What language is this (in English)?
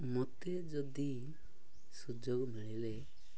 Odia